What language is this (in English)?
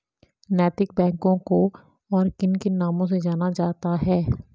Hindi